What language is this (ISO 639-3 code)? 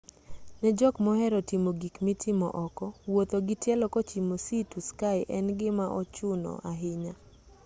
luo